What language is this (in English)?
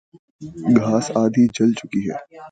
Urdu